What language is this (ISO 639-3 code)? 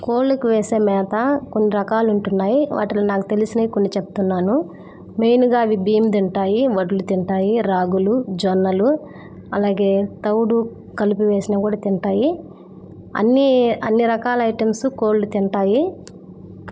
tel